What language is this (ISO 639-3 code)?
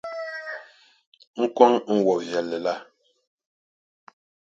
dag